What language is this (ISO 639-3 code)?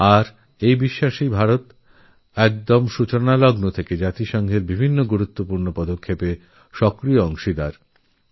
ben